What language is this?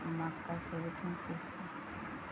Magahi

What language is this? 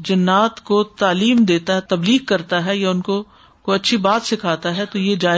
Urdu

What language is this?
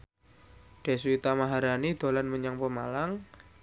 Javanese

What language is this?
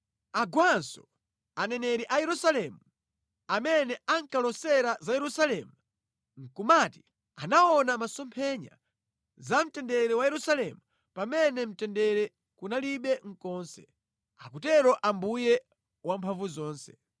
Nyanja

